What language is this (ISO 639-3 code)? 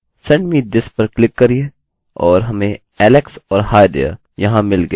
hin